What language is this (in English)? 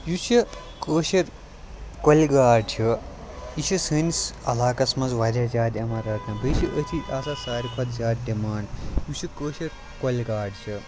Kashmiri